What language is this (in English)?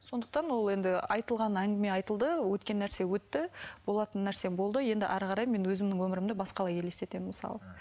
Kazakh